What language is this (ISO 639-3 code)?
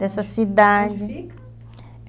por